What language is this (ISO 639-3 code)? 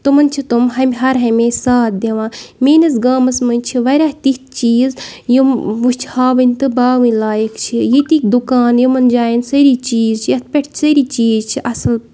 kas